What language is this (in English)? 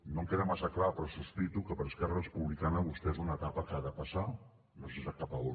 Catalan